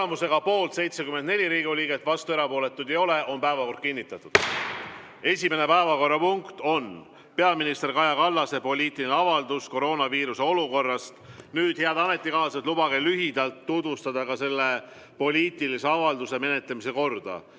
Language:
Estonian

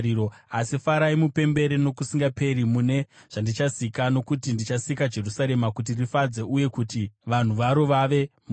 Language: Shona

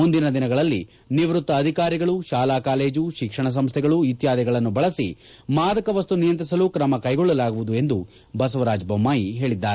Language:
Kannada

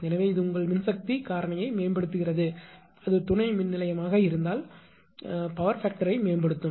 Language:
Tamil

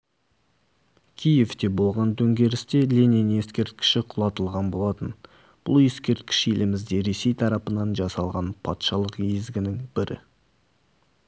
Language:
Kazakh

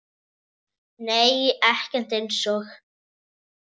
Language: Icelandic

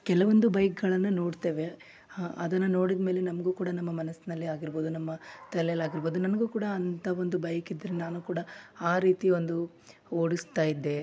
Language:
Kannada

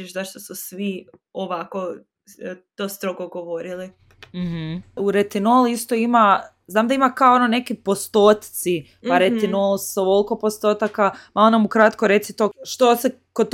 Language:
Croatian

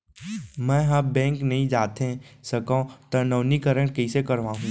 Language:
Chhattisgarhi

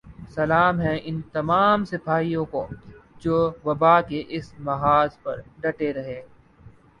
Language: Urdu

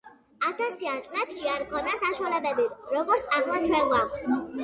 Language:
Georgian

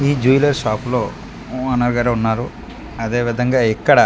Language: Telugu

